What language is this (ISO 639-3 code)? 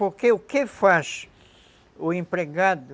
por